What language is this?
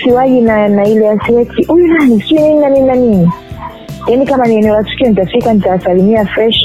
Swahili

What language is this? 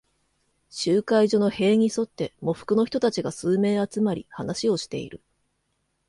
Japanese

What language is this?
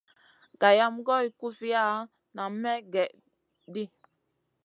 Masana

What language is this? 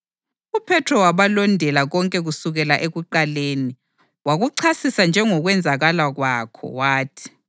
North Ndebele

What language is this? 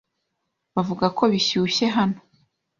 Kinyarwanda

